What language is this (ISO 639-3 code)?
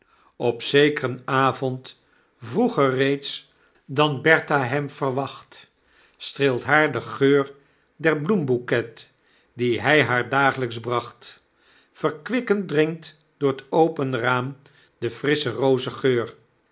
nld